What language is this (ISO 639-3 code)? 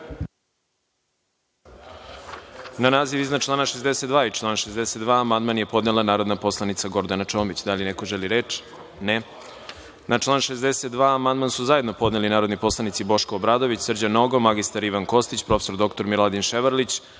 srp